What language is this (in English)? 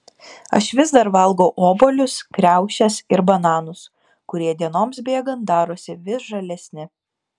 Lithuanian